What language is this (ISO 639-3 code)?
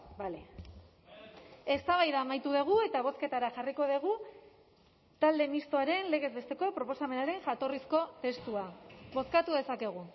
eus